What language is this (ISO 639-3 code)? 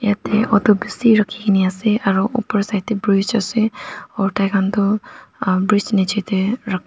nag